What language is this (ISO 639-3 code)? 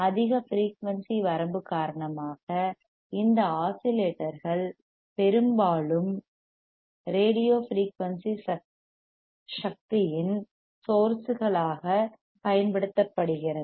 tam